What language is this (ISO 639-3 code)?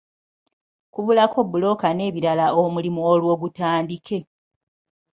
lug